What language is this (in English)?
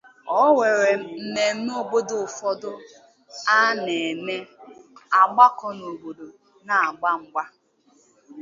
Igbo